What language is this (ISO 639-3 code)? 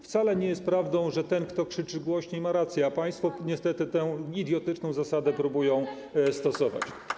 pol